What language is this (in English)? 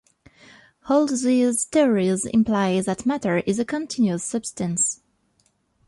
English